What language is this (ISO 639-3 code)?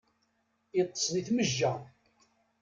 kab